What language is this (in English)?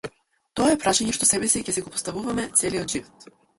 Macedonian